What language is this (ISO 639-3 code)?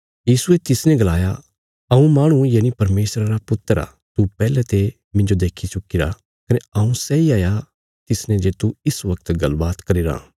kfs